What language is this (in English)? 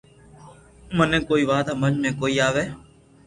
Loarki